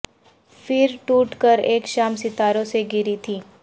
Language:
Urdu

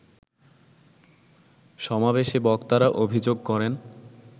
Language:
Bangla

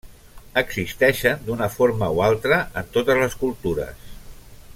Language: Catalan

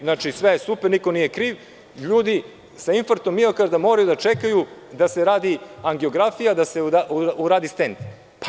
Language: Serbian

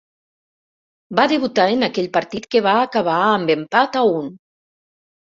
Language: Catalan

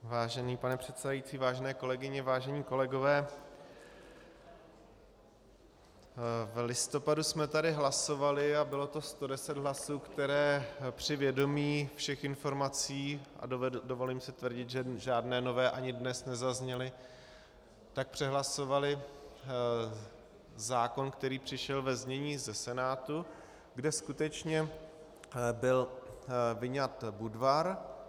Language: Czech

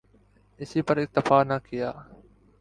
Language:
Urdu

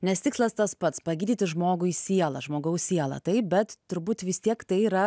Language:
Lithuanian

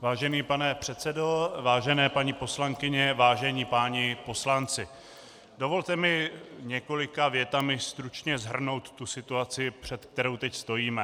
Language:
Czech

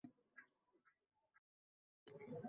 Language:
Uzbek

